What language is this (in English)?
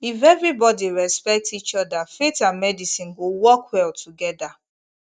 Nigerian Pidgin